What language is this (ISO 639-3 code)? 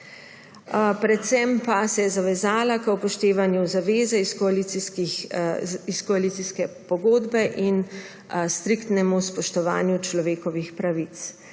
slv